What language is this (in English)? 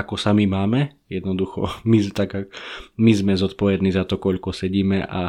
Slovak